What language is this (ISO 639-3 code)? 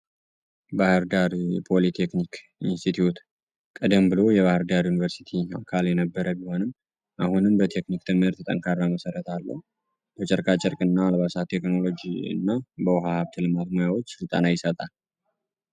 amh